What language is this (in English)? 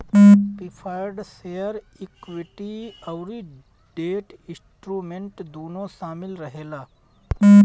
Bhojpuri